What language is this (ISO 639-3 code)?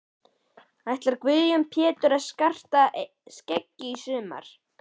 isl